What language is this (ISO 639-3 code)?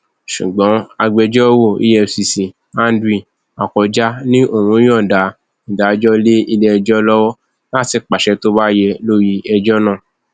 yor